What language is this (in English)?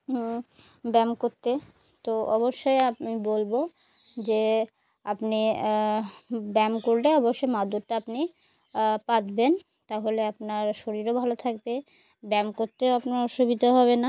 Bangla